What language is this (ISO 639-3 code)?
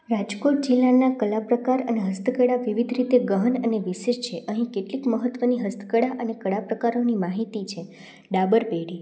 guj